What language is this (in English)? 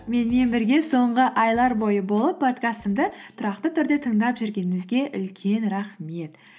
Kazakh